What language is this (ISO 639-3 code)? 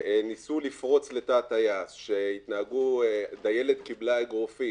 heb